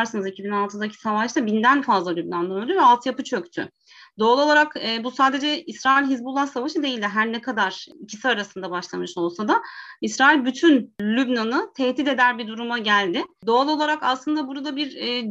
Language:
Turkish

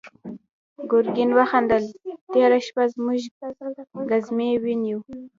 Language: Pashto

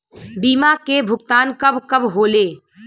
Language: Bhojpuri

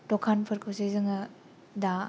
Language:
Bodo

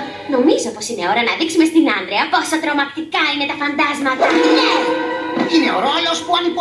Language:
Greek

